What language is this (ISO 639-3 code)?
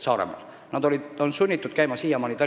est